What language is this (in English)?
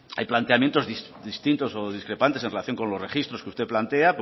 Spanish